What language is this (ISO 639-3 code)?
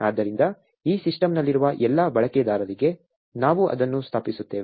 kan